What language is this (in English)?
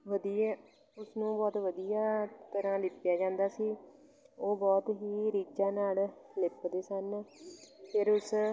Punjabi